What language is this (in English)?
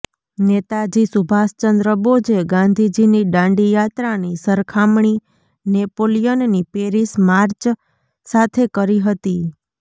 Gujarati